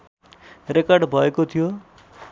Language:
Nepali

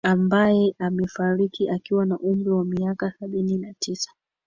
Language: Swahili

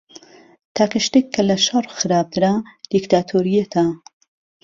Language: Central Kurdish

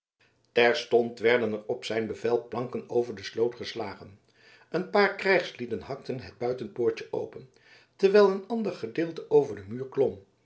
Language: Dutch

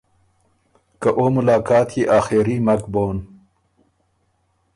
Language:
Ormuri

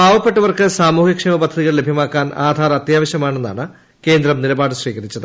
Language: Malayalam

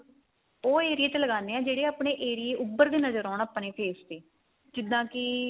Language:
Punjabi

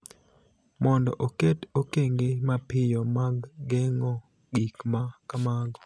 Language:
Luo (Kenya and Tanzania)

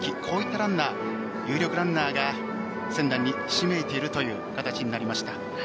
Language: Japanese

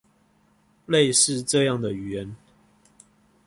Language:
Chinese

